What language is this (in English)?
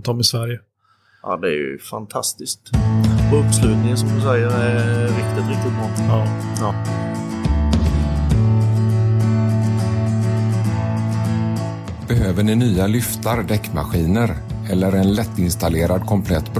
Swedish